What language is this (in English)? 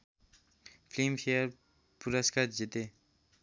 Nepali